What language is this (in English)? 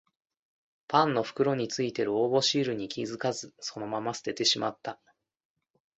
Japanese